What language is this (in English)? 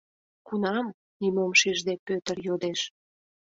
Mari